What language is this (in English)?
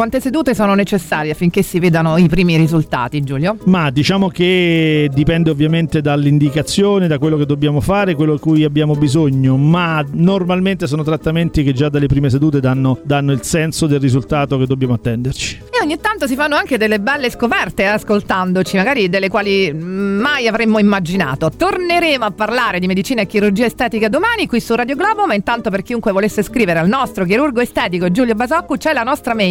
Italian